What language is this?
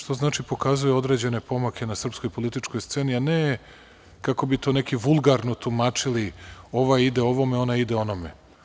Serbian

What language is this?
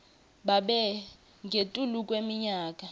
Swati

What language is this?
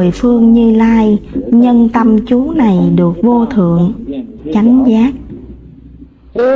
Vietnamese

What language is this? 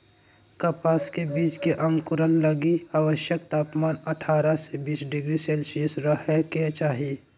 Magahi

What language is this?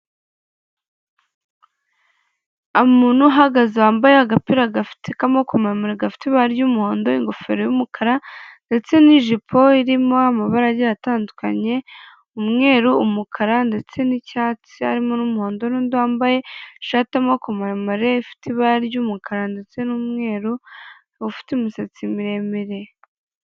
Kinyarwanda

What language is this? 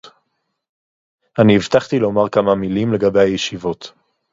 Hebrew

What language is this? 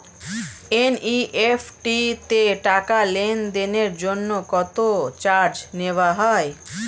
Bangla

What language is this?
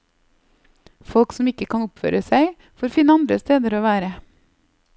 Norwegian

